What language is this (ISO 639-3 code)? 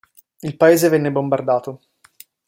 ita